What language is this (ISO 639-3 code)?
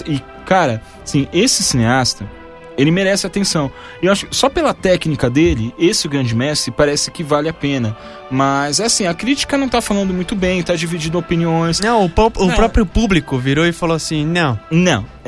por